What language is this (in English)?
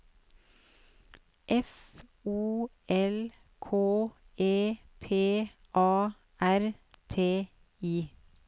Norwegian